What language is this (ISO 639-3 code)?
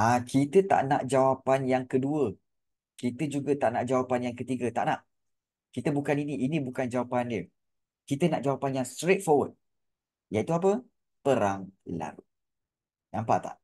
msa